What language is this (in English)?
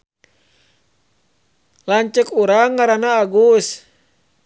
Sundanese